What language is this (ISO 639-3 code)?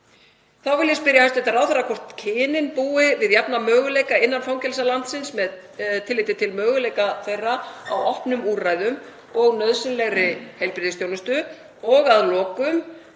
isl